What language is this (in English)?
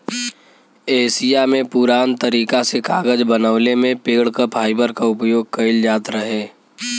Bhojpuri